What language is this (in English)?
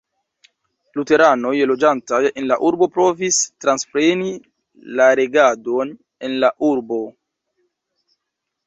Esperanto